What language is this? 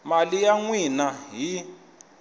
Tsonga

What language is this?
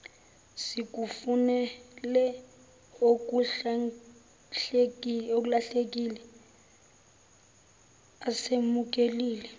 Zulu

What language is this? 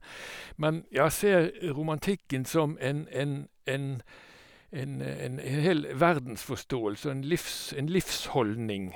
Norwegian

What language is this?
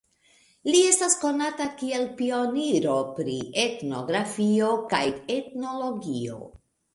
Esperanto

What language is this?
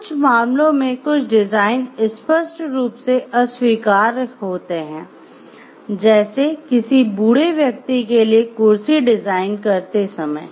Hindi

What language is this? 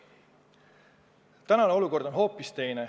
Estonian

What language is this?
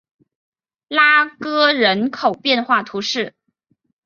Chinese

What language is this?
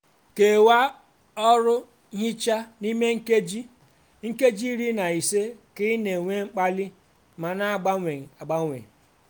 Igbo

